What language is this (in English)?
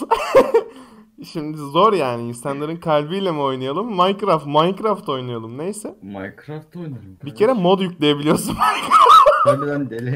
Turkish